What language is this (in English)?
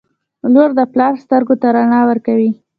Pashto